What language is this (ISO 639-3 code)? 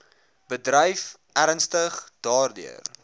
afr